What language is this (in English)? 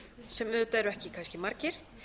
Icelandic